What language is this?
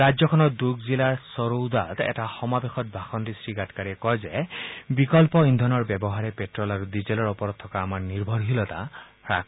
Assamese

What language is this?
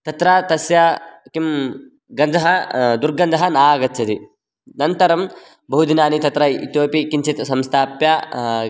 Sanskrit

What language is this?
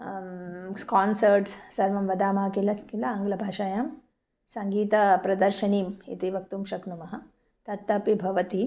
Sanskrit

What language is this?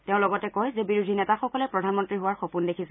Assamese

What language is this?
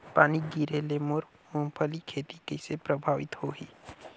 Chhattisgarhi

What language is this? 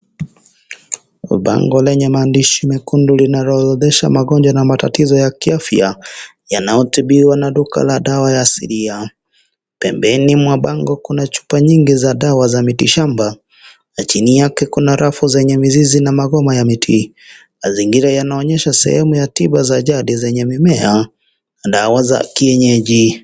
Swahili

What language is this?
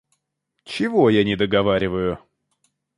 Russian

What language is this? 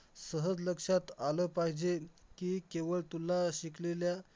Marathi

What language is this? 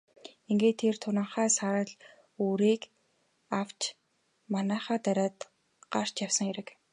Mongolian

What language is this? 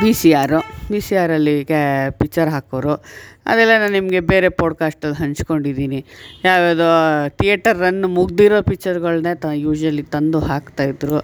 Kannada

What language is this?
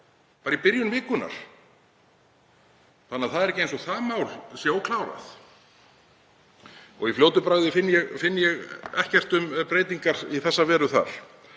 Icelandic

